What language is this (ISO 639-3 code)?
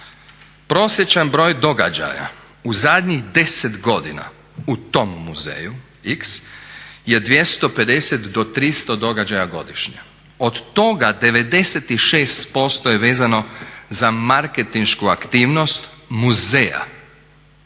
hrv